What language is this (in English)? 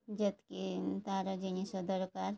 Odia